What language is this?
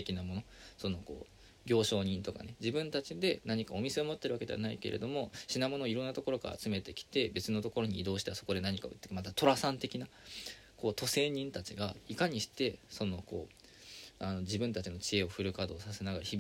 Japanese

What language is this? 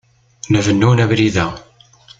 Kabyle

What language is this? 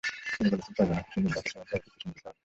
Bangla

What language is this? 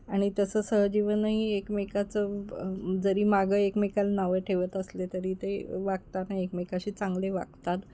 Marathi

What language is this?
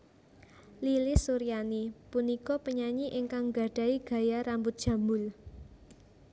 Javanese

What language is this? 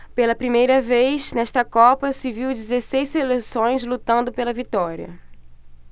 Portuguese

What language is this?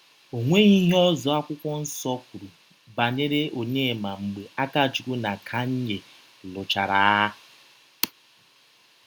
Igbo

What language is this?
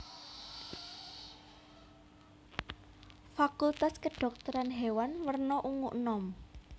Javanese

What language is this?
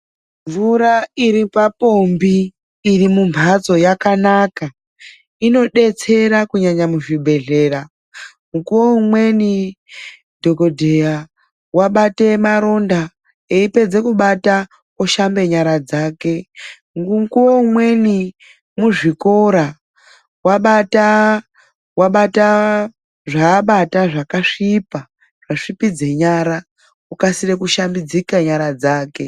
Ndau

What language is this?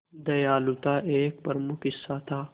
Hindi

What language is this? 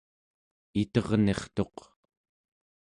Central Yupik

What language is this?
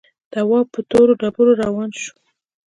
Pashto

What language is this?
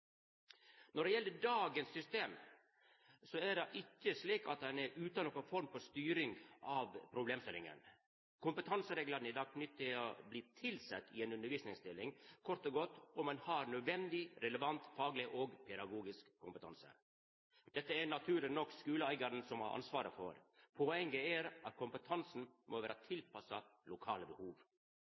Norwegian Nynorsk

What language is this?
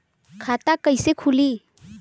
Bhojpuri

